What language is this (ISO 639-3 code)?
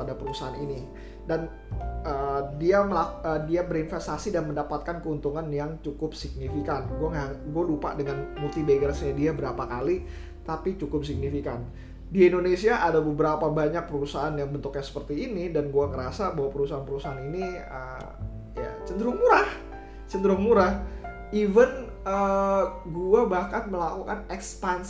ind